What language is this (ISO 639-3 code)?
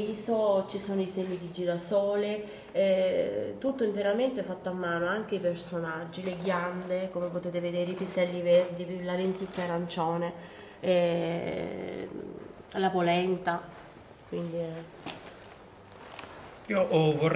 ita